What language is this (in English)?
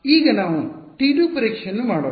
Kannada